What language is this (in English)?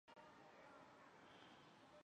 Chinese